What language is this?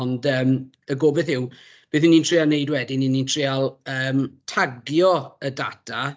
Welsh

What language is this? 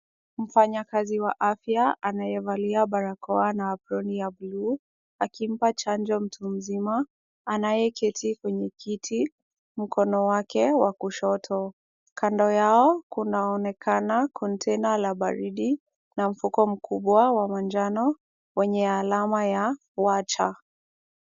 Swahili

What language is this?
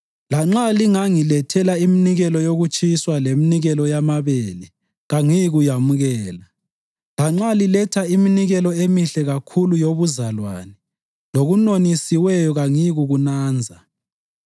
North Ndebele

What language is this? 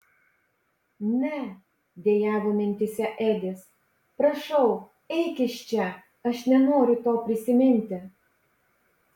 Lithuanian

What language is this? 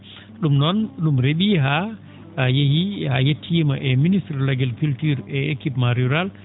Fula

